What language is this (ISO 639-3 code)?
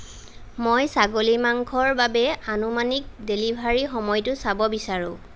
asm